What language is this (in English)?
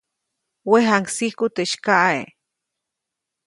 Copainalá Zoque